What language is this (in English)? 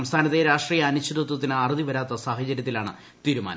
Malayalam